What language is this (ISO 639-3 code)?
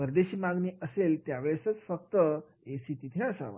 mar